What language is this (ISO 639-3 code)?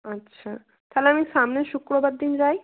ben